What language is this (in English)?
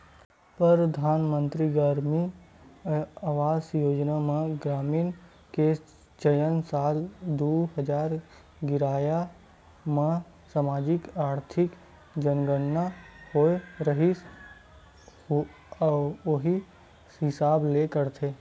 Chhattisgarhi